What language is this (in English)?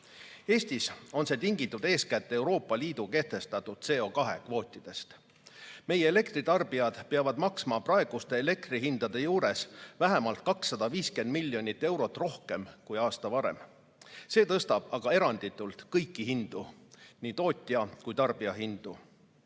Estonian